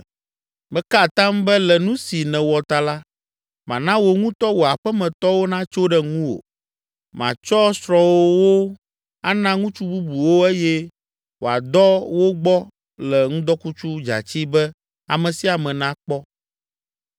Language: Ewe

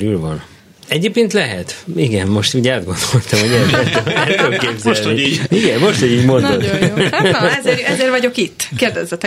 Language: Hungarian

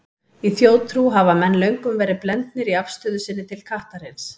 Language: Icelandic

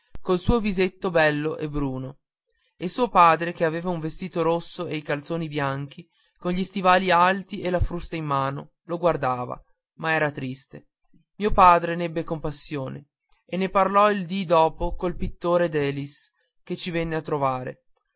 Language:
Italian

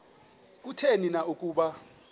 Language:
Xhosa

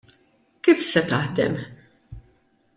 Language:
Maltese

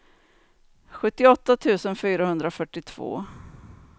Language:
Swedish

